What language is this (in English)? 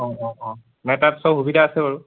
Assamese